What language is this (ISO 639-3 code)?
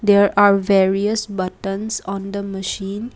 eng